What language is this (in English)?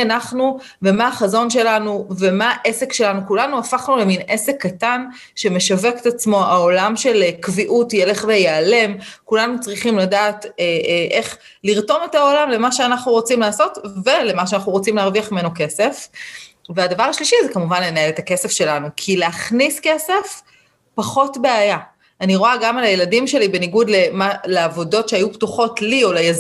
Hebrew